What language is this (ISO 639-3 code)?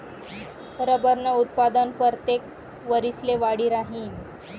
mar